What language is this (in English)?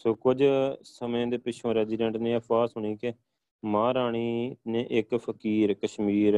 Punjabi